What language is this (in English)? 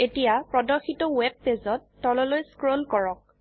Assamese